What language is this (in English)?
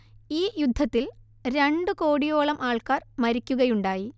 Malayalam